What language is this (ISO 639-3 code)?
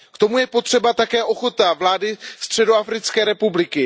ces